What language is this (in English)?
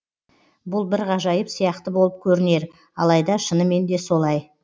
Kazakh